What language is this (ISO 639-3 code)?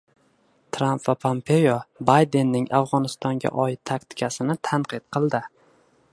uzb